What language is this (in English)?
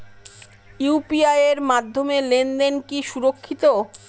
Bangla